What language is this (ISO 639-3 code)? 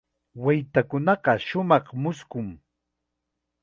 qxa